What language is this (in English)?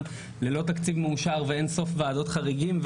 Hebrew